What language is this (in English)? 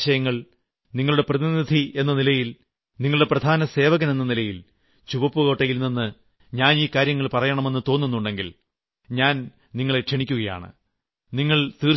Malayalam